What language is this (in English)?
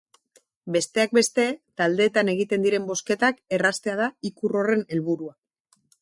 Basque